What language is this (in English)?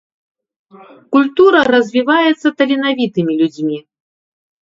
Belarusian